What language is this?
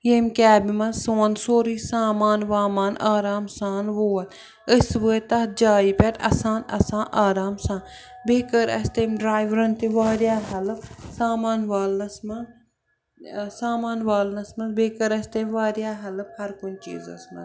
Kashmiri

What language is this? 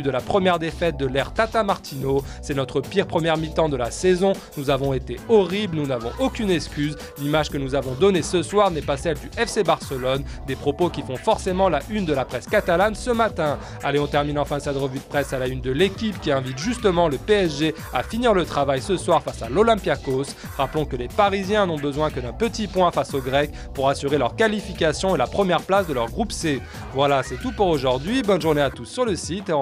French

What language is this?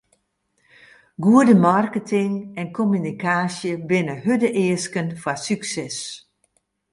Western Frisian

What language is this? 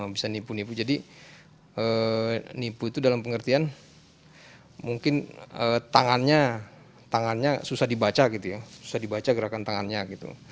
Indonesian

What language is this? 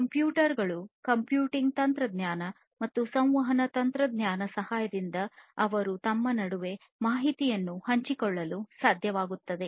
Kannada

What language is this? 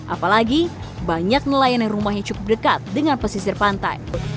Indonesian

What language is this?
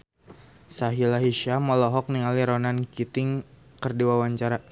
Sundanese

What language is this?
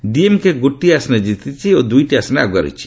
Odia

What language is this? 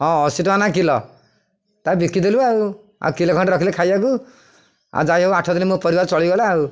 Odia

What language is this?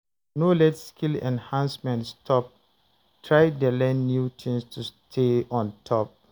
Nigerian Pidgin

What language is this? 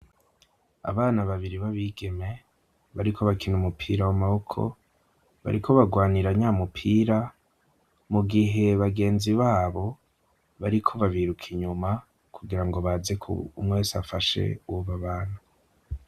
Rundi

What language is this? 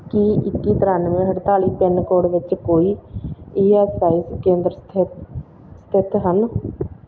Punjabi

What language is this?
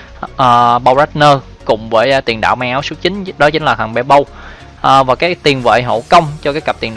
Vietnamese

